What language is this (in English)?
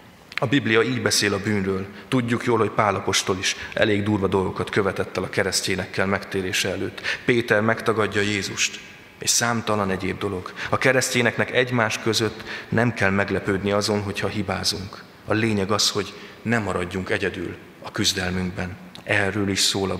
Hungarian